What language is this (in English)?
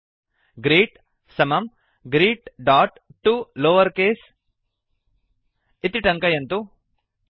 Sanskrit